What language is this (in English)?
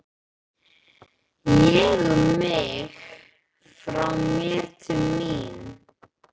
Icelandic